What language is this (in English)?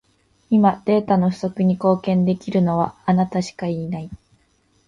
Japanese